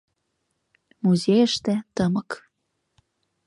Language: Mari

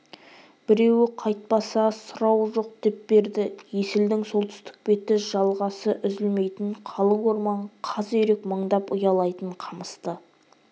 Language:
Kazakh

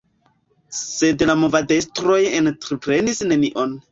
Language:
Esperanto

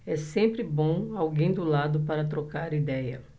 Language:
Portuguese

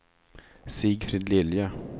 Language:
Swedish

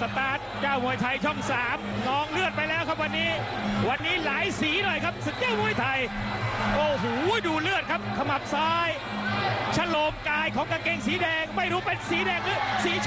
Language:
Thai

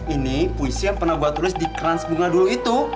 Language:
Indonesian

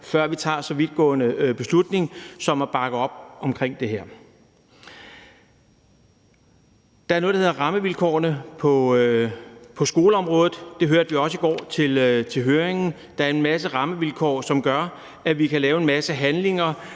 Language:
Danish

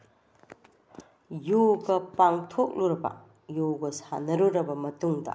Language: Manipuri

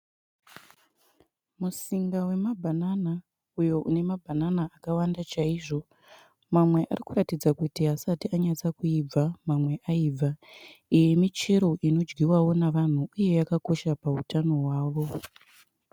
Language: Shona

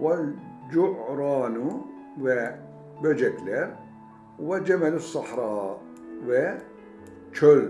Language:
Turkish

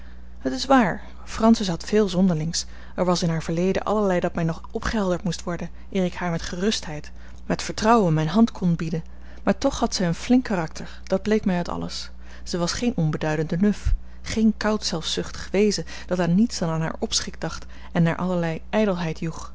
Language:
Dutch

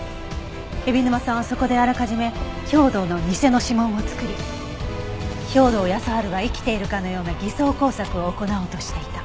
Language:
Japanese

